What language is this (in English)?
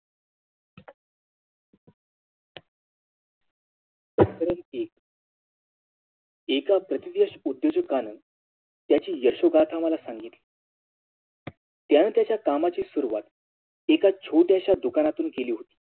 Marathi